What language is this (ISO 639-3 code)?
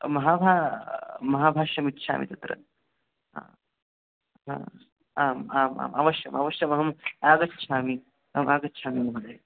san